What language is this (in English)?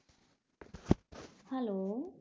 Bangla